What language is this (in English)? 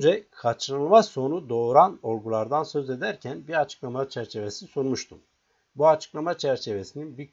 Turkish